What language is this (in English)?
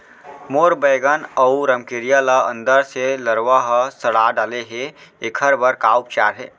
Chhattisgarhi